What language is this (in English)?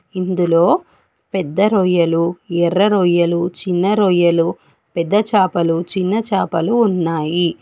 Telugu